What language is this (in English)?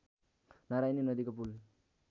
Nepali